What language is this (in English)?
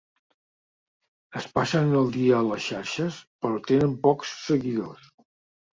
Catalan